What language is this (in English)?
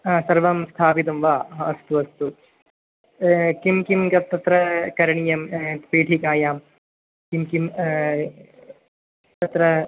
Sanskrit